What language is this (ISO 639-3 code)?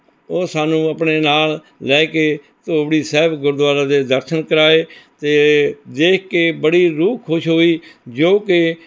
pan